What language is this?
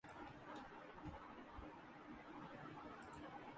Urdu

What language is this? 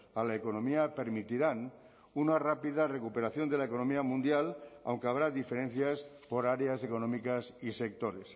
Spanish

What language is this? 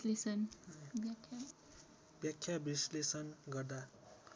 Nepali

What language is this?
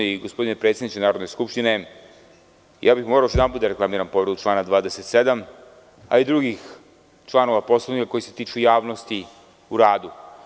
Serbian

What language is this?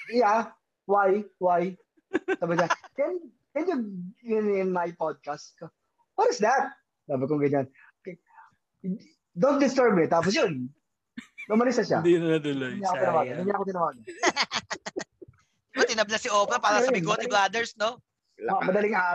Filipino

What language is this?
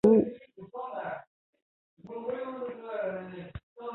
Chinese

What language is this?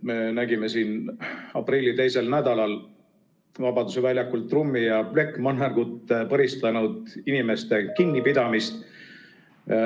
Estonian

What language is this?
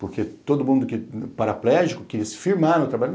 Portuguese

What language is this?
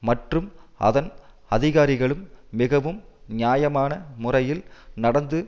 Tamil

